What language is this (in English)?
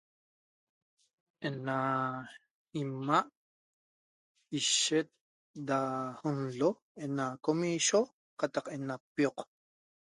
Toba